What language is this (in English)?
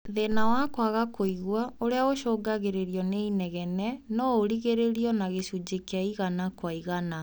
Kikuyu